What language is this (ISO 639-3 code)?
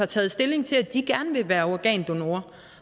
dan